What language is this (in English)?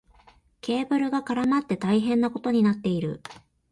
Japanese